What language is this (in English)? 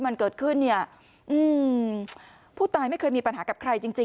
Thai